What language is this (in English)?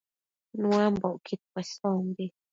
Matsés